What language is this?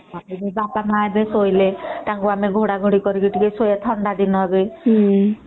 Odia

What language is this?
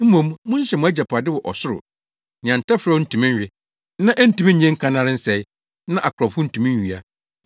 Akan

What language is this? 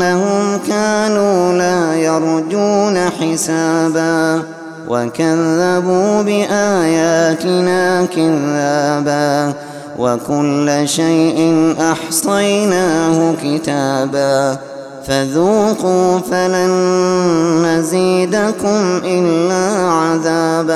Arabic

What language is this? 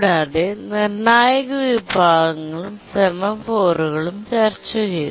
Malayalam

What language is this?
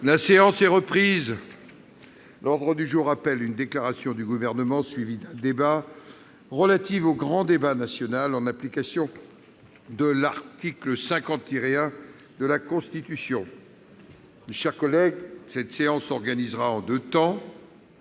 French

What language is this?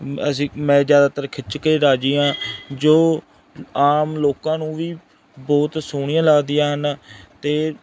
Punjabi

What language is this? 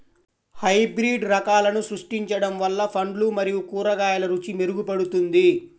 Telugu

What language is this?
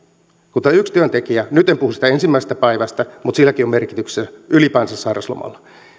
Finnish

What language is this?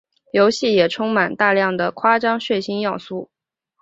Chinese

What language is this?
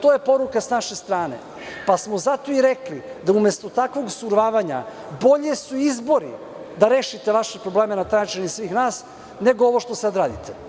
Serbian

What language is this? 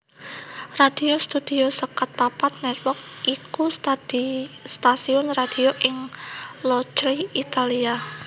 Javanese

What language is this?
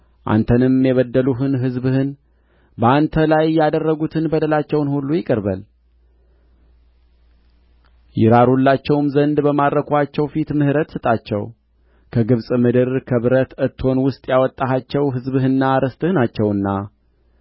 Amharic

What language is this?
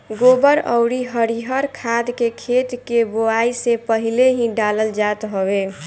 Bhojpuri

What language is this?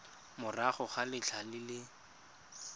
Tswana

